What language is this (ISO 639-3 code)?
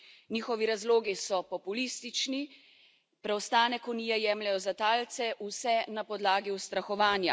slv